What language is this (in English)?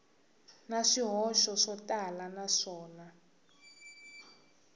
Tsonga